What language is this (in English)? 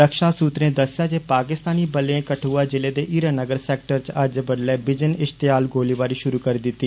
Dogri